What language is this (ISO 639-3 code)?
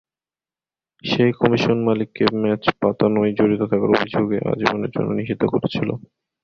ben